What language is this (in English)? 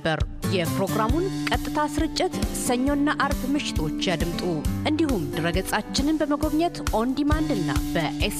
Amharic